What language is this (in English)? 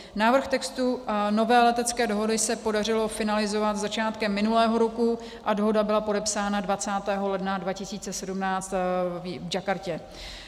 Czech